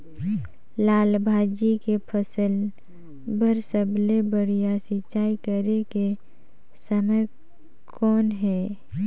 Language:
Chhattisgarhi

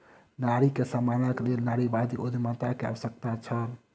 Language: Maithili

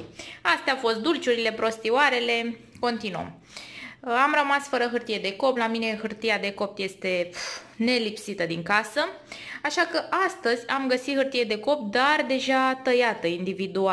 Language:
Romanian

